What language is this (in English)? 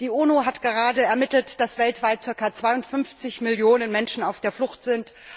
German